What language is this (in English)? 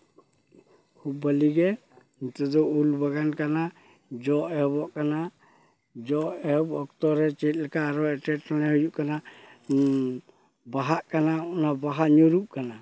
Santali